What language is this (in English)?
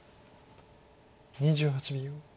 Japanese